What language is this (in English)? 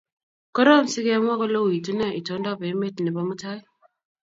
Kalenjin